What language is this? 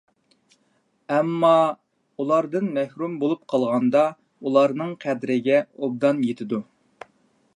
Uyghur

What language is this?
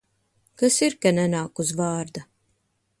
Latvian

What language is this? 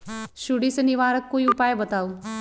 Magahi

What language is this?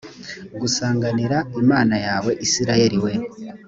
Kinyarwanda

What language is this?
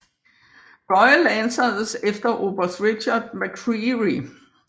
Danish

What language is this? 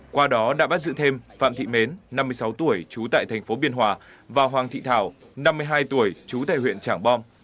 Vietnamese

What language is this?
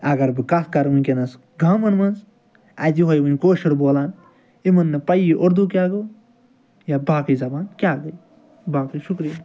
Kashmiri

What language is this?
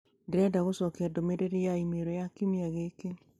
Kikuyu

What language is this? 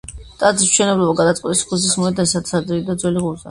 Georgian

